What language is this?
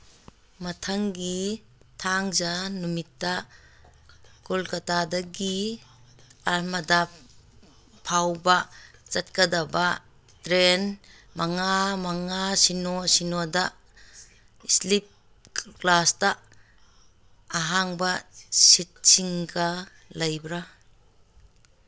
Manipuri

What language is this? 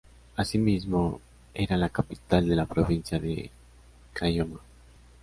Spanish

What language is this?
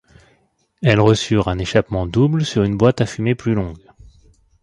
French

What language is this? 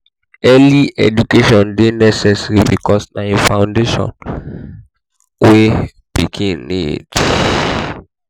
Nigerian Pidgin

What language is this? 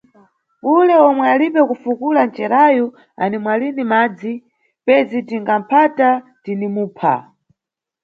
Nyungwe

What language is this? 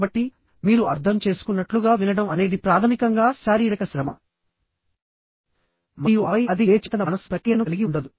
Telugu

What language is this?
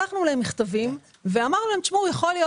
Hebrew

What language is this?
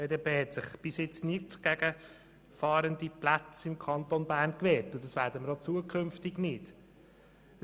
Swiss German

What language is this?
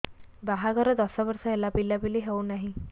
Odia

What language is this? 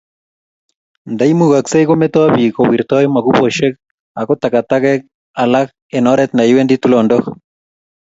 Kalenjin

